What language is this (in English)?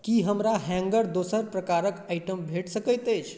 Maithili